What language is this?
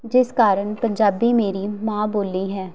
Punjabi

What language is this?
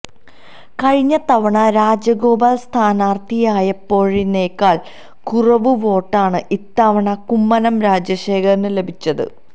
Malayalam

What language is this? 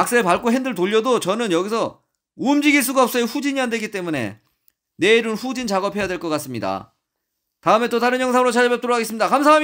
Korean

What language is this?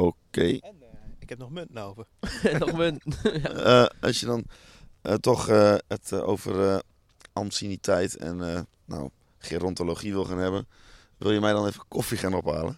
Dutch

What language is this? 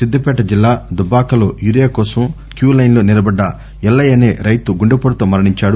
Telugu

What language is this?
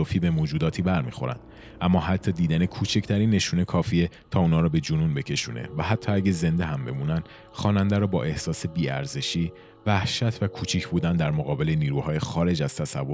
Persian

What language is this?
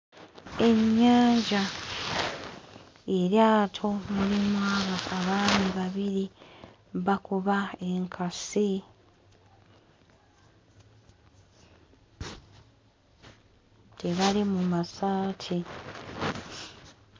Ganda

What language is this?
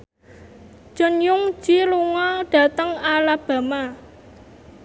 Javanese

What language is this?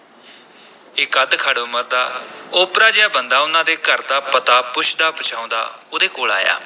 Punjabi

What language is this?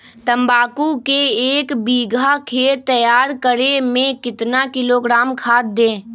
Magahi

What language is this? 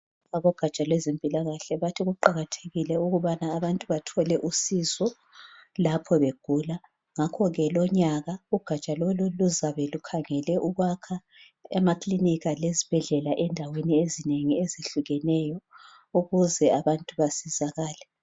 North Ndebele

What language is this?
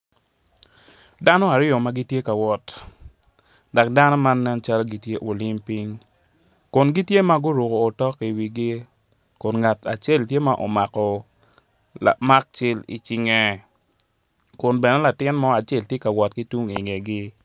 Acoli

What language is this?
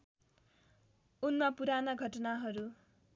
Nepali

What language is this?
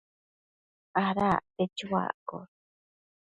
Matsés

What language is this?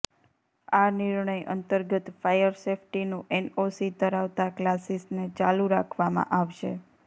Gujarati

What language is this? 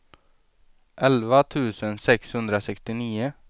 Swedish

